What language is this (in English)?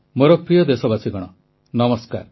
Odia